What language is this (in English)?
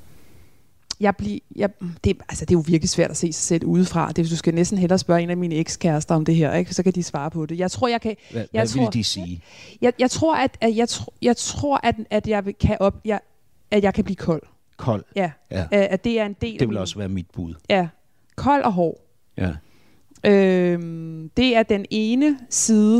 Danish